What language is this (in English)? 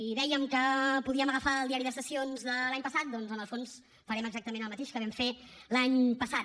Catalan